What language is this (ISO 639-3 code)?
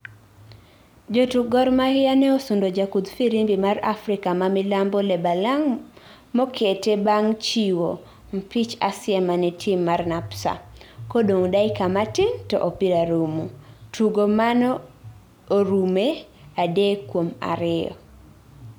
luo